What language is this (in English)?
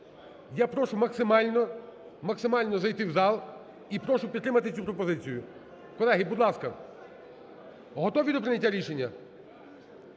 Ukrainian